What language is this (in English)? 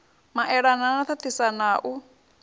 Venda